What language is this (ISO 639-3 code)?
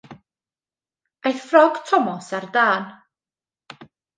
cym